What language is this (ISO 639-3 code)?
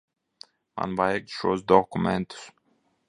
lav